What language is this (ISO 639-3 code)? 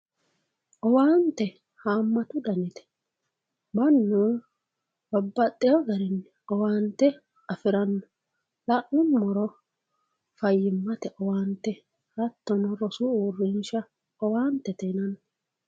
sid